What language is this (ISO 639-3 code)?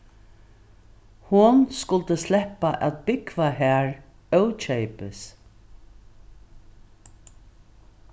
fao